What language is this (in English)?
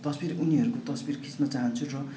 Nepali